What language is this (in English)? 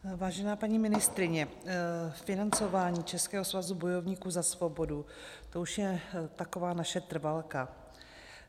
Czech